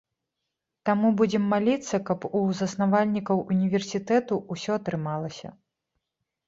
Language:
Belarusian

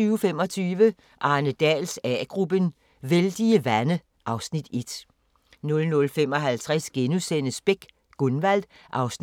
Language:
Danish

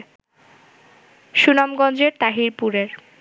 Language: Bangla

